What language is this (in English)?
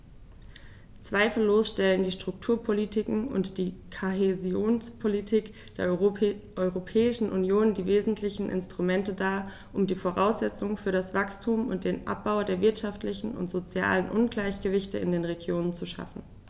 German